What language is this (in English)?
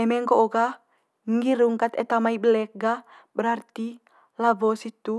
Manggarai